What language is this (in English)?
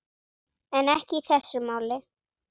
Icelandic